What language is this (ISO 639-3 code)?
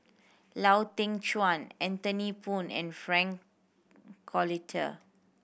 eng